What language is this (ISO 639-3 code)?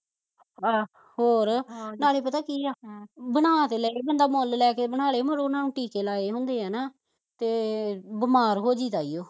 pan